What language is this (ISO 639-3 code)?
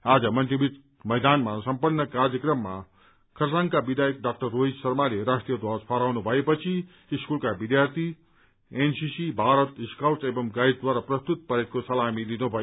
nep